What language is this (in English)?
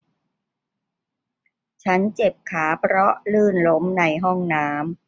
Thai